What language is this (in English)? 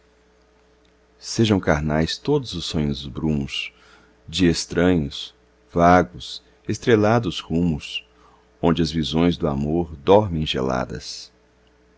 Portuguese